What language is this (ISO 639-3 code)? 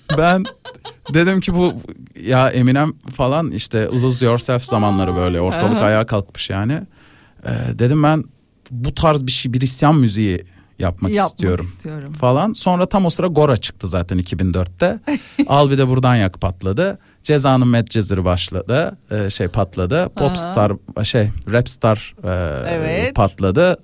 tur